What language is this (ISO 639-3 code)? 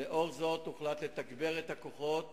heb